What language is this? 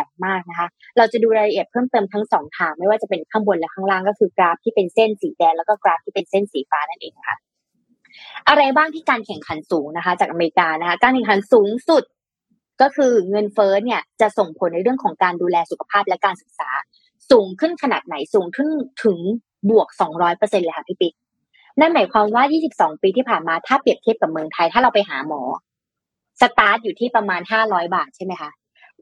Thai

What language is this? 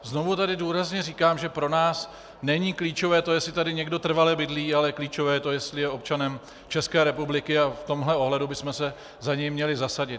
Czech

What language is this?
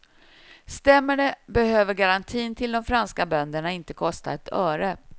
Swedish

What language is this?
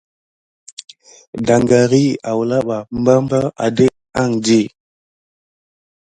Gidar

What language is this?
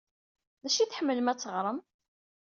Kabyle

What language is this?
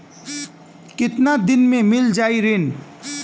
Bhojpuri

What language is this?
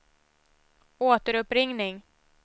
Swedish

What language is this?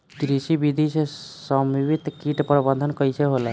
Bhojpuri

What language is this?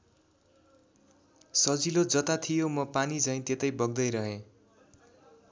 Nepali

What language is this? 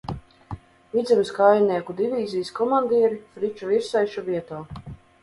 Latvian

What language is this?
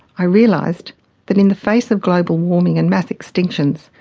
English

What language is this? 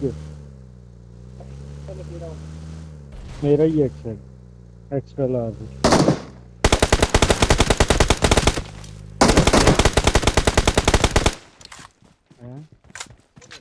Uzbek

